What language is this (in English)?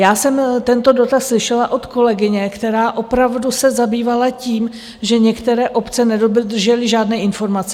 Czech